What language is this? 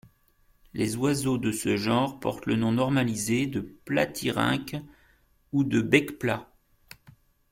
French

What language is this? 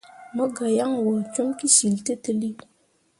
Mundang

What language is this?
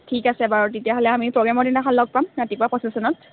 Assamese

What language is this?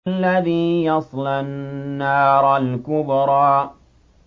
Arabic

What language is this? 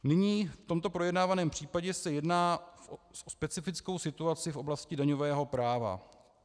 Czech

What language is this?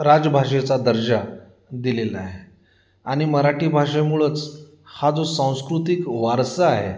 Marathi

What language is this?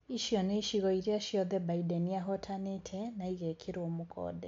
Kikuyu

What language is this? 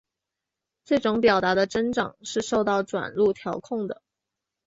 Chinese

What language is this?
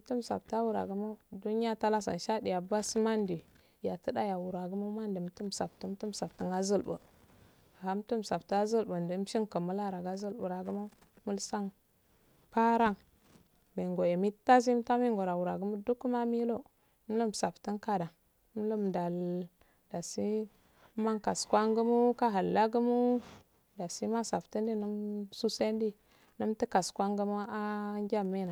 Afade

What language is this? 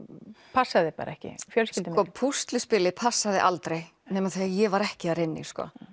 Icelandic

